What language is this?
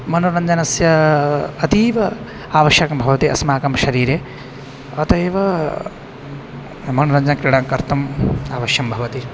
Sanskrit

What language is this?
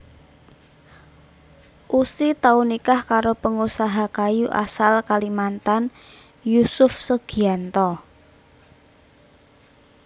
Javanese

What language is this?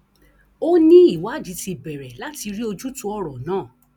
Yoruba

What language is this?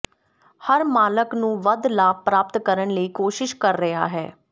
Punjabi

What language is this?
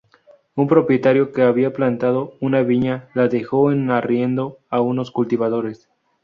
Spanish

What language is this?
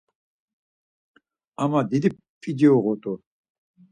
Laz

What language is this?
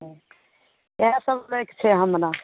Maithili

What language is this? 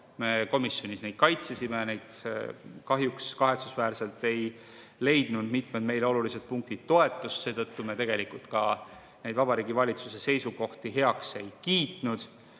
Estonian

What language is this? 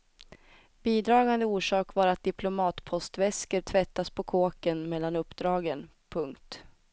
Swedish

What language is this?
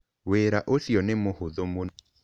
Kikuyu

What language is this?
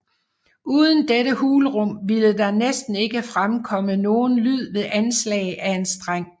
Danish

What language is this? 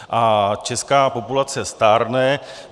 Czech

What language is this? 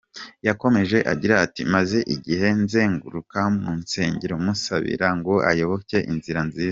Kinyarwanda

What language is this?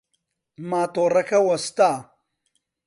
Central Kurdish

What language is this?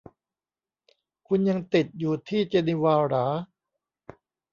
Thai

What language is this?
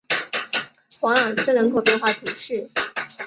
Chinese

